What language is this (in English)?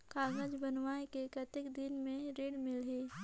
Chhattisgarhi